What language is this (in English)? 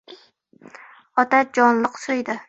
Uzbek